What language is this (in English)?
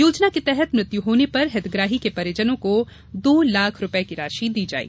Hindi